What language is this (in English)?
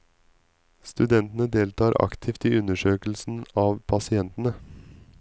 Norwegian